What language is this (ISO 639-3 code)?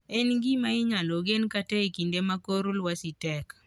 luo